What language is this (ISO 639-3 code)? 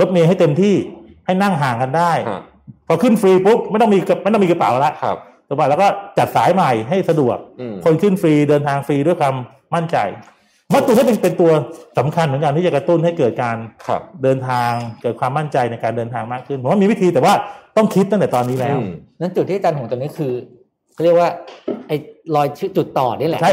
tha